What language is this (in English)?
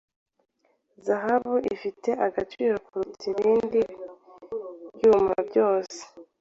Kinyarwanda